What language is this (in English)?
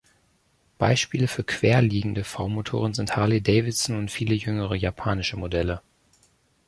German